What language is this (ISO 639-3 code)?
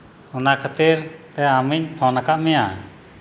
sat